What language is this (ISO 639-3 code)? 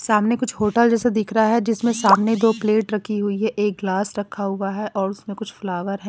hin